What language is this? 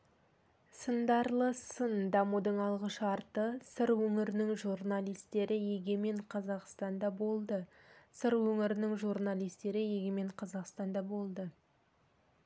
Kazakh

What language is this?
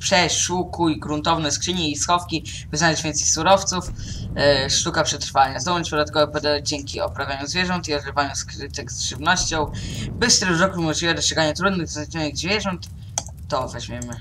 Polish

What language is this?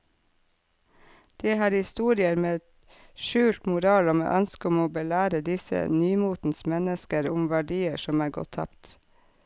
Norwegian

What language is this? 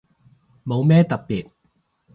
Cantonese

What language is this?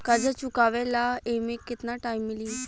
Bhojpuri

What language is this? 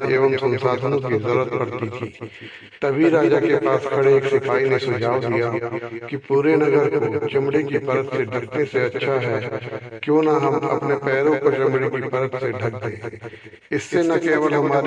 Hindi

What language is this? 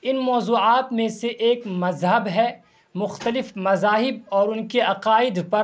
Urdu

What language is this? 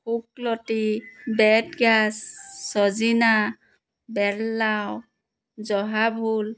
Assamese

